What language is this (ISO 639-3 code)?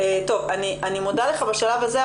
heb